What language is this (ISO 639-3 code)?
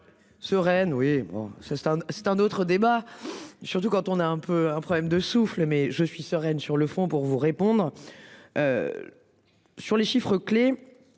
fra